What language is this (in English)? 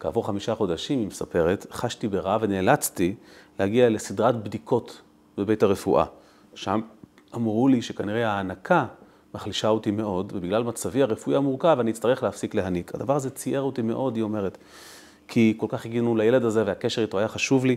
Hebrew